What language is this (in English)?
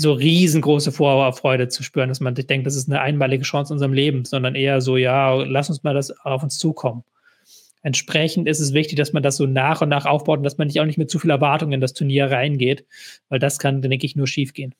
German